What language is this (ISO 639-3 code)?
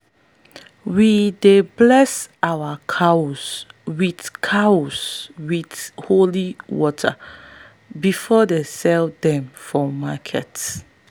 pcm